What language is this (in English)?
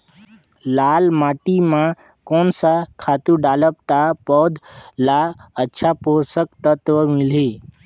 Chhattisgarhi